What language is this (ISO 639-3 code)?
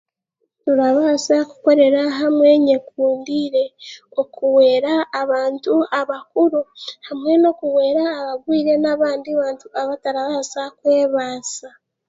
cgg